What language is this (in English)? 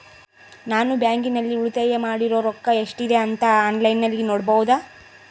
Kannada